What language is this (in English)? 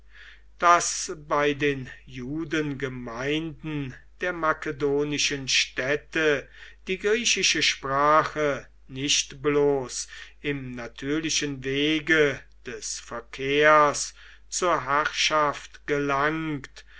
German